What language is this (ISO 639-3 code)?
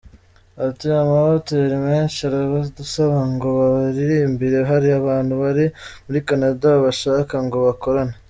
kin